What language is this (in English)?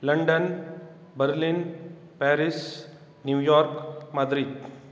Konkani